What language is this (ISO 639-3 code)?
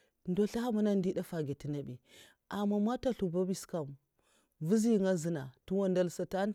maf